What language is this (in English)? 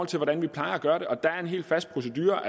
Danish